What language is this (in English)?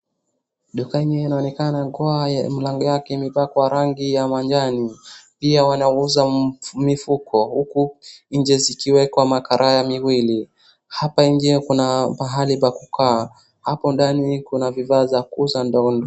Swahili